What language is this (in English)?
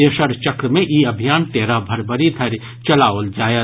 Maithili